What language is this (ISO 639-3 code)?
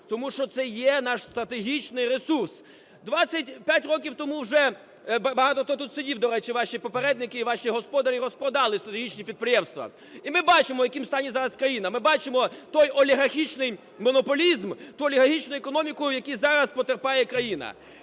ukr